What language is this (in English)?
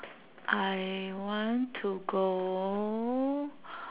English